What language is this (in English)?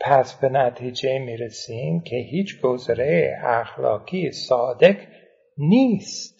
Persian